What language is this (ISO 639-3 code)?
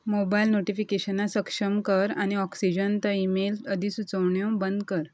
kok